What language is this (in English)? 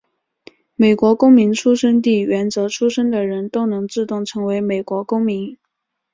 Chinese